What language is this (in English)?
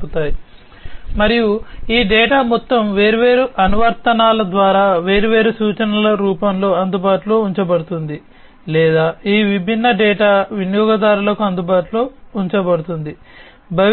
Telugu